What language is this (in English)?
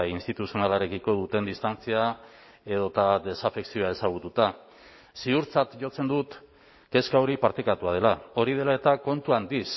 Basque